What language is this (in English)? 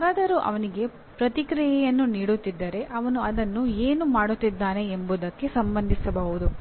Kannada